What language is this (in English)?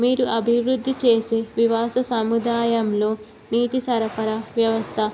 Telugu